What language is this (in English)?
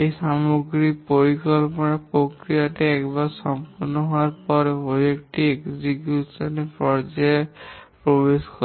Bangla